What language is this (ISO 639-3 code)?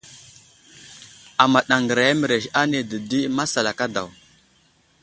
udl